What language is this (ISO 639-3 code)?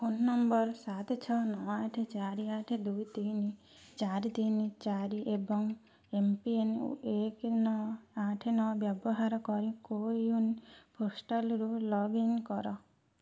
ori